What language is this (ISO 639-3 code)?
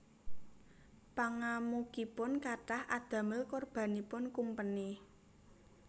jav